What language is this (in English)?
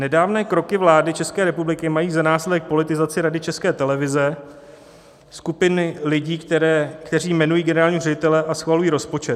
Czech